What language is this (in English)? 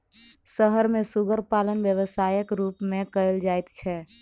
Maithili